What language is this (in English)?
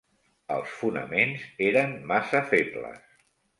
Catalan